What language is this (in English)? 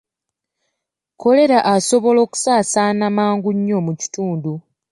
Ganda